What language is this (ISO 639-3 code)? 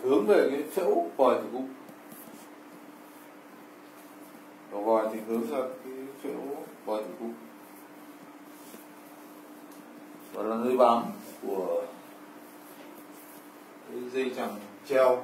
vie